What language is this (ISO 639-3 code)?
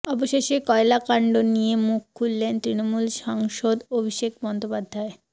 ben